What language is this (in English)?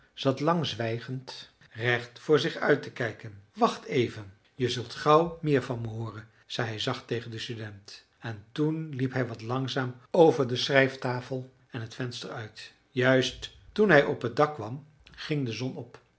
Dutch